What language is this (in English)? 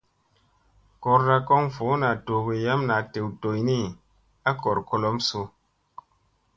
Musey